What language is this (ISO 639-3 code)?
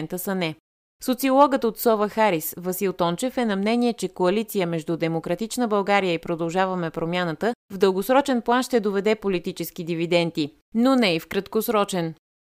bul